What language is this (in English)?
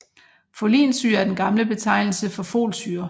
Danish